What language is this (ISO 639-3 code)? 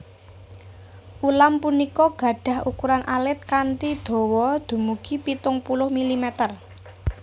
jav